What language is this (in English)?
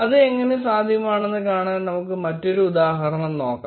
Malayalam